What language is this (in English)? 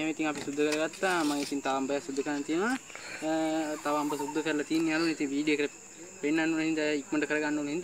Indonesian